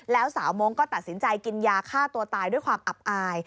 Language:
Thai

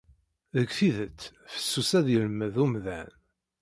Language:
Kabyle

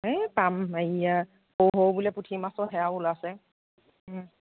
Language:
Assamese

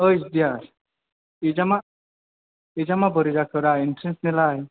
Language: Bodo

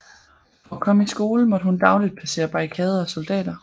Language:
Danish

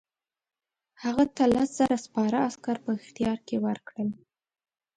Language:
Pashto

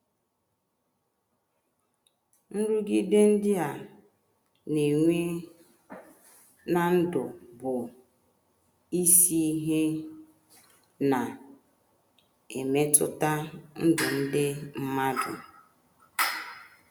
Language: Igbo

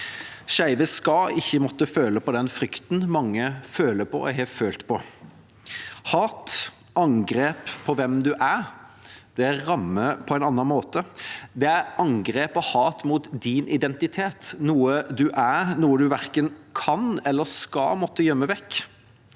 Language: Norwegian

